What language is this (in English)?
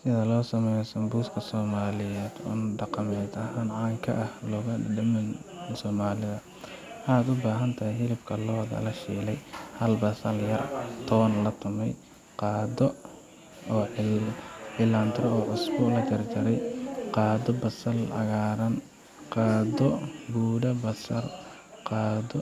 Somali